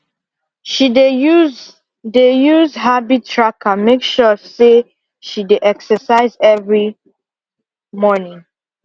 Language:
Nigerian Pidgin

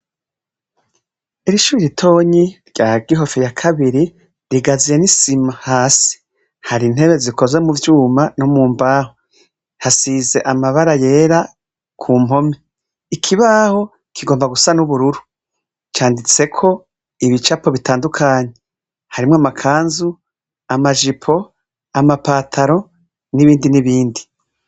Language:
Rundi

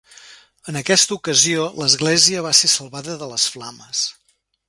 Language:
Catalan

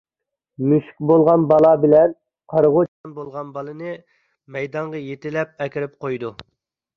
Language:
Uyghur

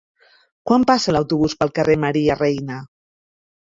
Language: Catalan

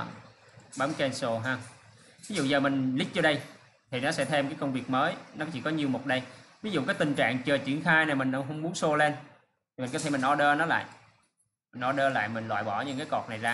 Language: Vietnamese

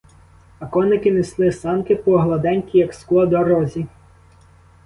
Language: Ukrainian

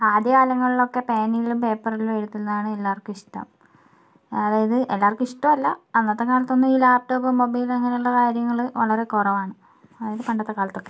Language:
Malayalam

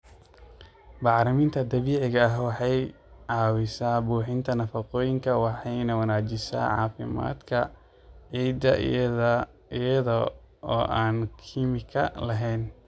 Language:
Somali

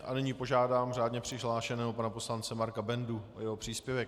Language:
Czech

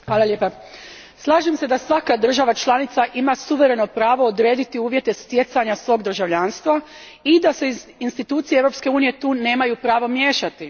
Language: Croatian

